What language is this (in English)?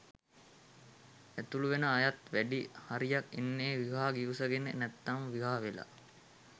Sinhala